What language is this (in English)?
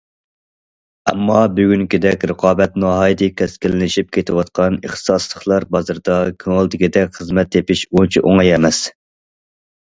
Uyghur